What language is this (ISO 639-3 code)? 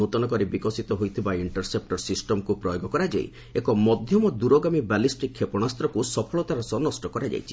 ori